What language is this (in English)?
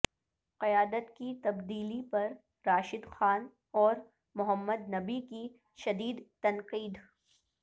Urdu